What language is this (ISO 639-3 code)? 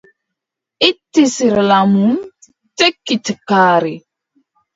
fub